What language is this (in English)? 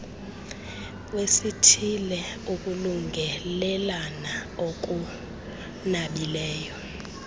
Xhosa